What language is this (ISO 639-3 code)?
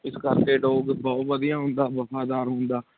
pan